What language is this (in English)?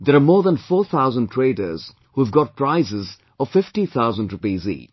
English